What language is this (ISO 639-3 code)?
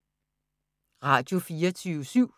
dan